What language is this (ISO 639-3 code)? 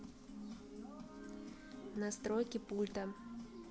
rus